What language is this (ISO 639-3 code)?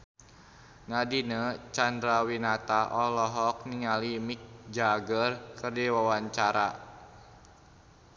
sun